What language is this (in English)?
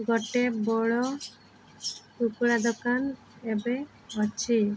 Odia